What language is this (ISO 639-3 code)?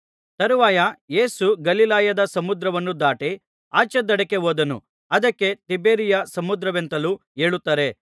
kan